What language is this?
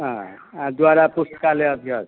Maithili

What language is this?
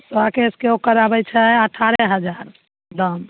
Maithili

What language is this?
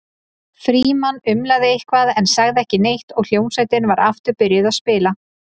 Icelandic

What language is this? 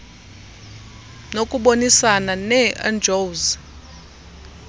Xhosa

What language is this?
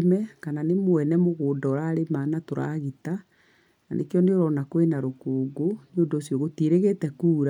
Kikuyu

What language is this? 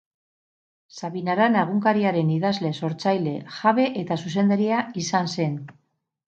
Basque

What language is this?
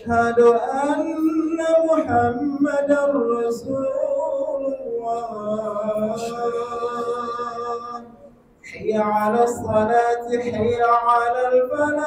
Arabic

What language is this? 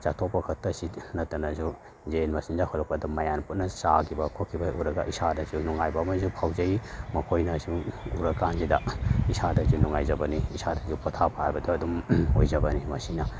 Manipuri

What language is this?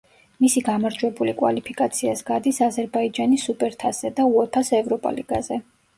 Georgian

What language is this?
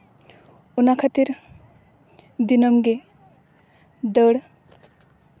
Santali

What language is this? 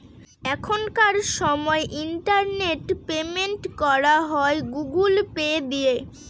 Bangla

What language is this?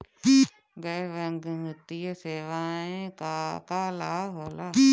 Bhojpuri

